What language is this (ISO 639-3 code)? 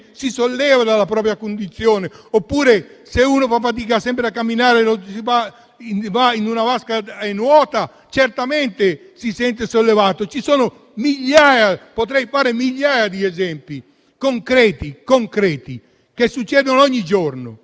ita